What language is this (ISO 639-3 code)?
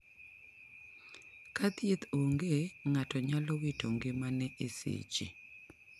luo